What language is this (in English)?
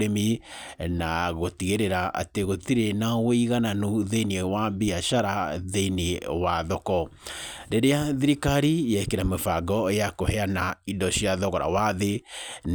Kikuyu